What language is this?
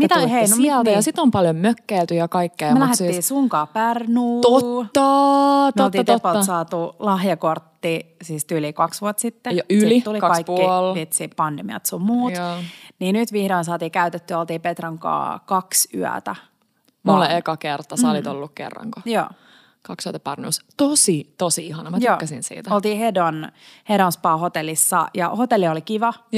Finnish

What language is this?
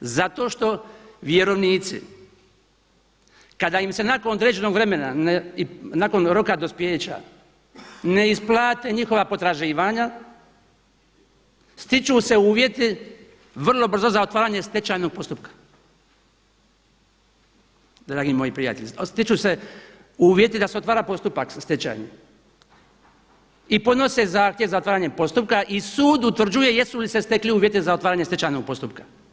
Croatian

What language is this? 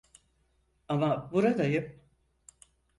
Turkish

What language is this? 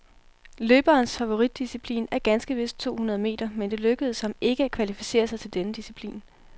Danish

